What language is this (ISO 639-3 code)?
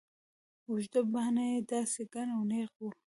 pus